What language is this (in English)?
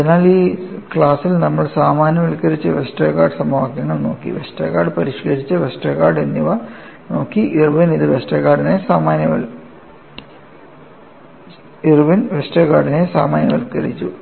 Malayalam